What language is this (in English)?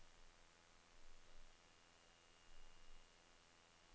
Norwegian